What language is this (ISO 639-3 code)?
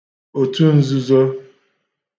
ibo